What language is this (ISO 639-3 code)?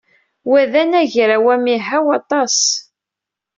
kab